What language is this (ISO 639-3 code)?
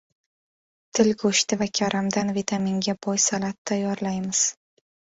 uzb